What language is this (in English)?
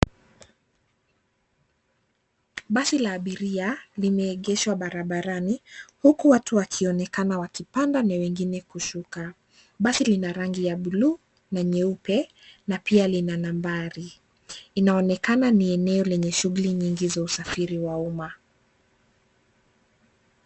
Swahili